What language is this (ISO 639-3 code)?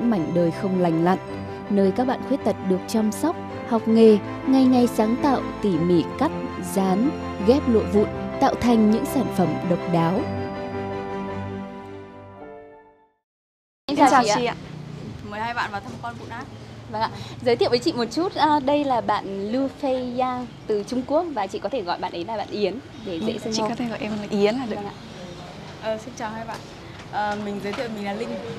vie